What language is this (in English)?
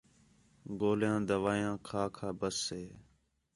Khetrani